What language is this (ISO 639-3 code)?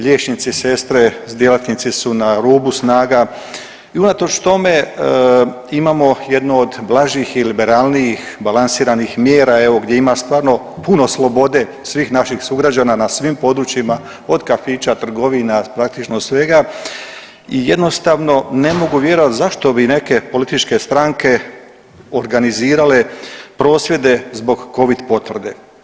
hrv